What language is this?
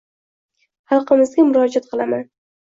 Uzbek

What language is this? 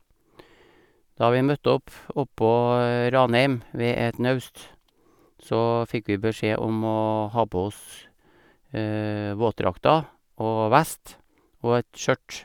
Norwegian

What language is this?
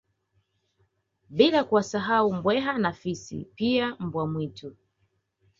Swahili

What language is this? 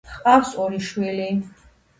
Georgian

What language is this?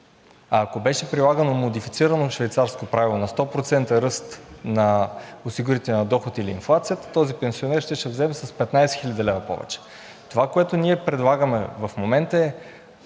Bulgarian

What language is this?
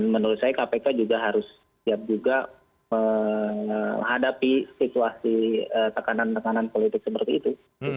Indonesian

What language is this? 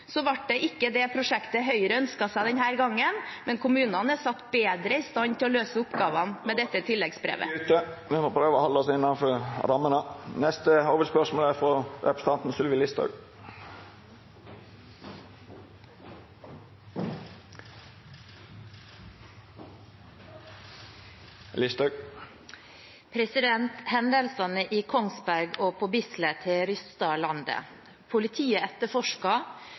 Norwegian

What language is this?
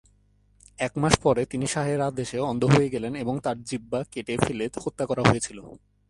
Bangla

